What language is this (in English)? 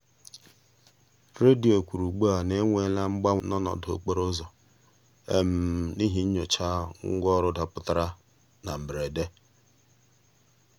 Igbo